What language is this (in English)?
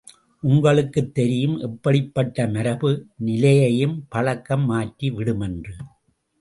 Tamil